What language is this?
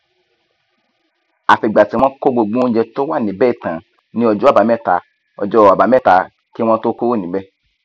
Yoruba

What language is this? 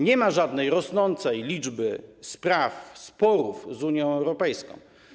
Polish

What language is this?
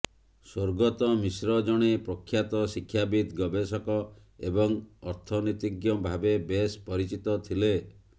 Odia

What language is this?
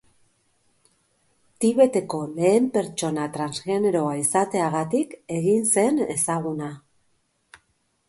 Basque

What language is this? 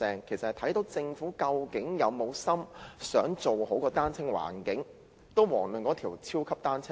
Cantonese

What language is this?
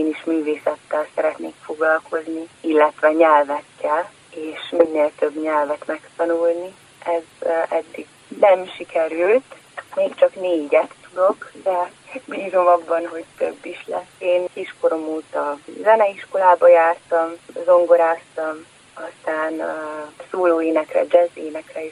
Hungarian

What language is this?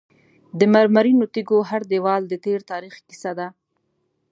Pashto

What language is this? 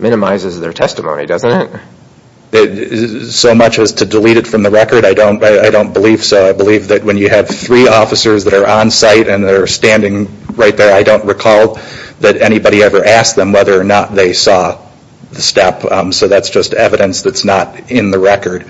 English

